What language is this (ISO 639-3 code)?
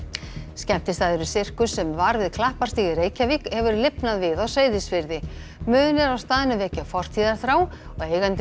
isl